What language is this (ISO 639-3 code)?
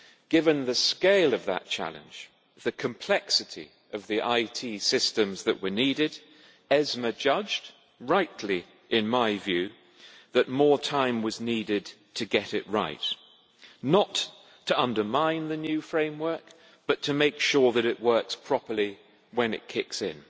eng